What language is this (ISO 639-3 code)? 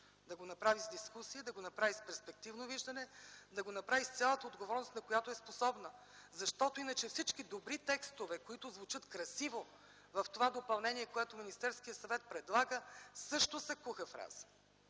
bul